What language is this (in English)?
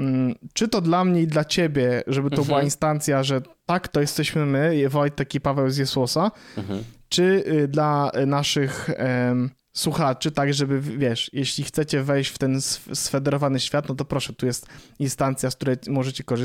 Polish